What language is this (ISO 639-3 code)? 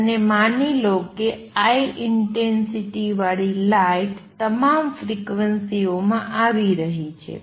guj